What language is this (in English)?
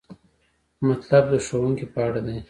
Pashto